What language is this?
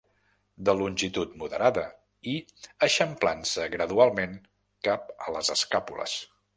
Catalan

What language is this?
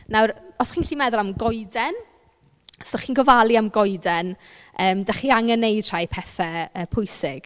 Welsh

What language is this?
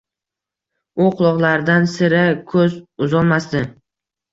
Uzbek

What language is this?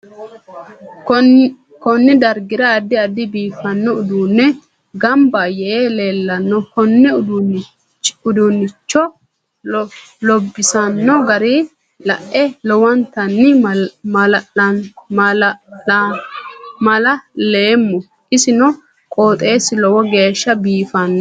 Sidamo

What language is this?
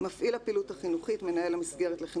Hebrew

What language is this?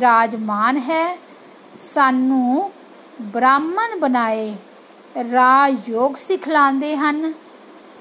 Hindi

